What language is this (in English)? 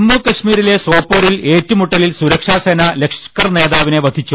Malayalam